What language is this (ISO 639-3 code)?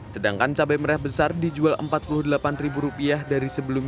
ind